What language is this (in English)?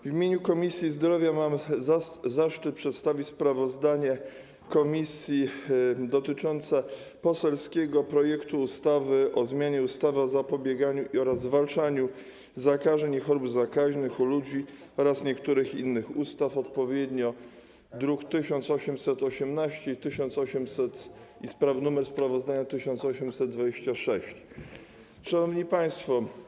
Polish